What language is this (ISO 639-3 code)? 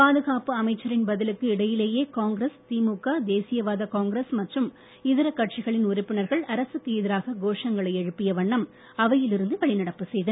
tam